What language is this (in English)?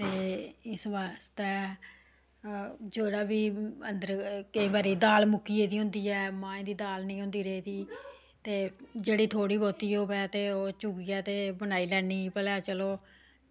Dogri